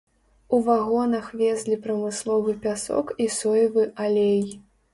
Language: Belarusian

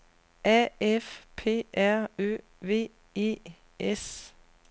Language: Danish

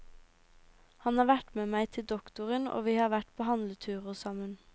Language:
Norwegian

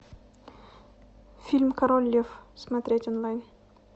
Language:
Russian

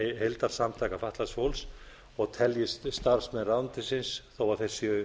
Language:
Icelandic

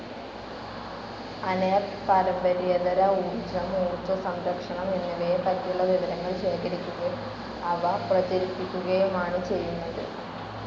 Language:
Malayalam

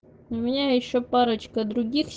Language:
Russian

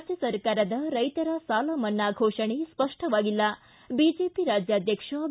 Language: Kannada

